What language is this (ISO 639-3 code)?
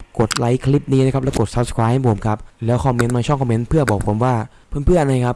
tha